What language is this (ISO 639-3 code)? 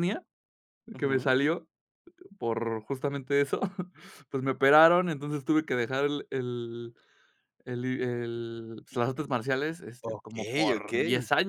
spa